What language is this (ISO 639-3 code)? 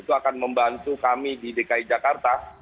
ind